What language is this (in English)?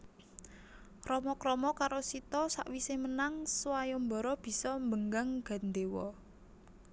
Javanese